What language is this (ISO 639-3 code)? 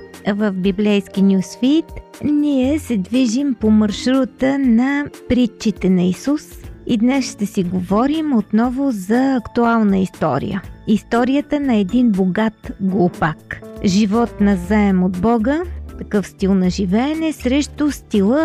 bul